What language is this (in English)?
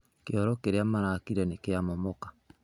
Kikuyu